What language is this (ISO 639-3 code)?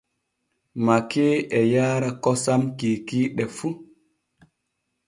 fue